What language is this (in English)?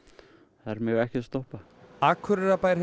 Icelandic